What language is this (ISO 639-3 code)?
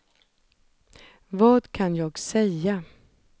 swe